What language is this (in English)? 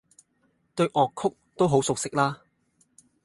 Cantonese